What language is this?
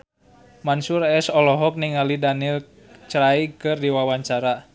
Sundanese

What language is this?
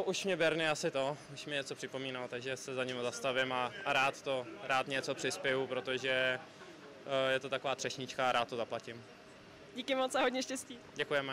Czech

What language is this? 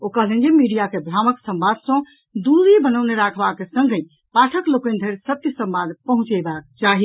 Maithili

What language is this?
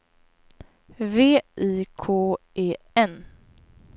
Swedish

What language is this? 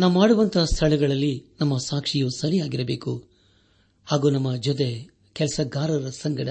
Kannada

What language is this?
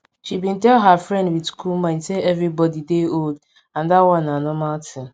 Nigerian Pidgin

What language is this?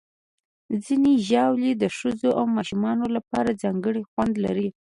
Pashto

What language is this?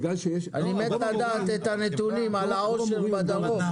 Hebrew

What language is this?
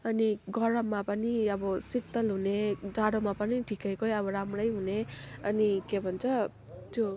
Nepali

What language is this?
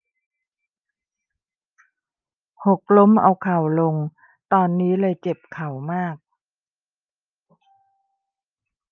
Thai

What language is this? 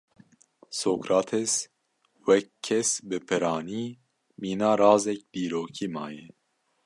Kurdish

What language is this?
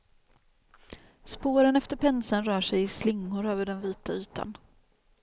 Swedish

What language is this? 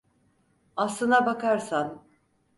Turkish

